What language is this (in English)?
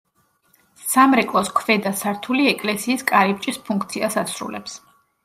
Georgian